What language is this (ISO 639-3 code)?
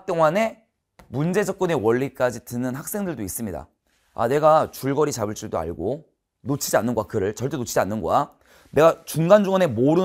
kor